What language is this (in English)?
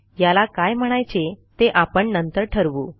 Marathi